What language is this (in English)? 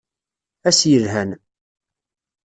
Kabyle